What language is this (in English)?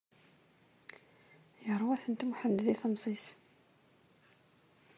Kabyle